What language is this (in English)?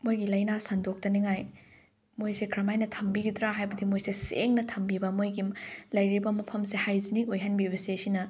Manipuri